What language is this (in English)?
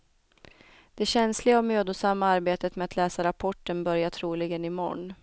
Swedish